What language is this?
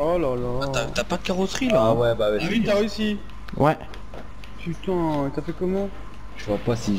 French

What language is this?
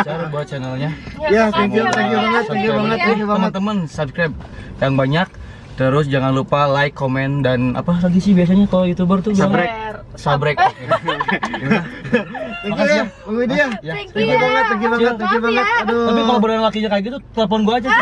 Indonesian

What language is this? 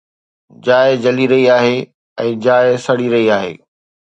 Sindhi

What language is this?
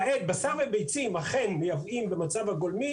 Hebrew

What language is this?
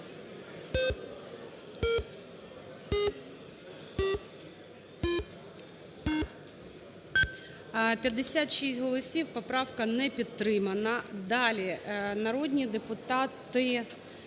Ukrainian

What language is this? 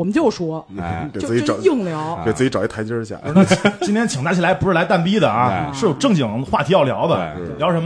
Chinese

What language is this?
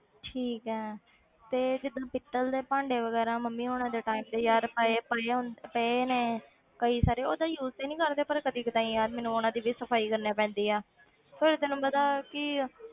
Punjabi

